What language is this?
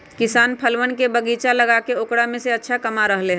Magahi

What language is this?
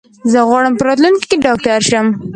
Pashto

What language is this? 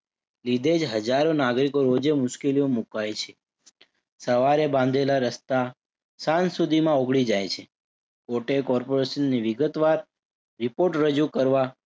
Gujarati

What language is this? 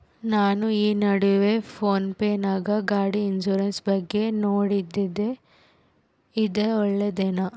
Kannada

